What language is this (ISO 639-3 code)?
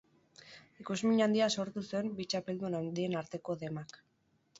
eus